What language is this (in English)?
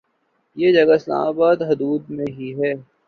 Urdu